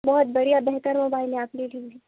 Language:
Urdu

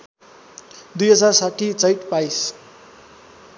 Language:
Nepali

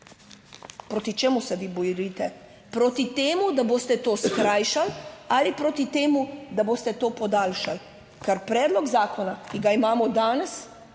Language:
Slovenian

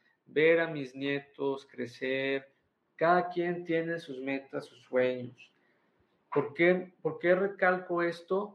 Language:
Spanish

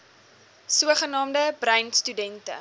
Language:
Afrikaans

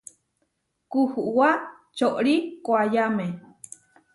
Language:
Huarijio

